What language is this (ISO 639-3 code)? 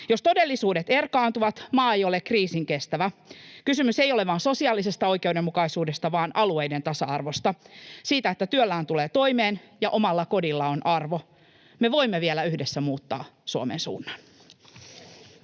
fin